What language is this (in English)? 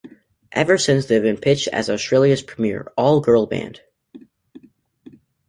English